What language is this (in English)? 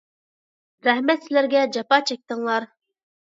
Uyghur